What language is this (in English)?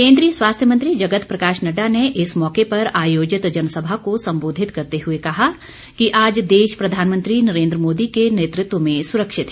Hindi